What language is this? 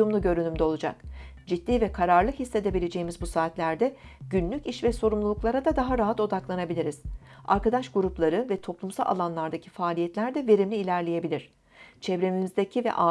Turkish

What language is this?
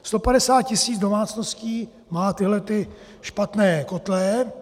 Czech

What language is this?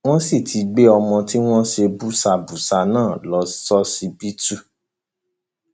Yoruba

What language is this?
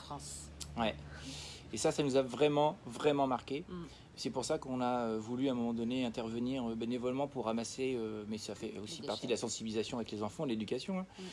French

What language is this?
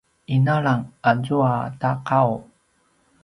Paiwan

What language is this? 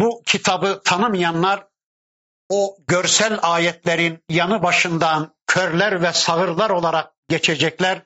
Turkish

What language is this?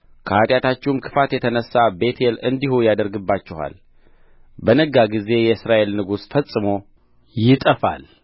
Amharic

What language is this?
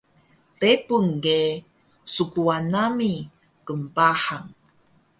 Taroko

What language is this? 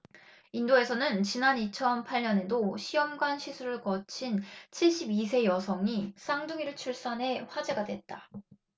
Korean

